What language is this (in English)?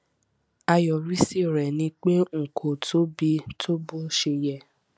Yoruba